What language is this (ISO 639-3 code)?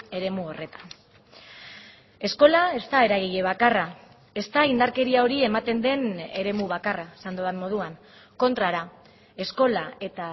eus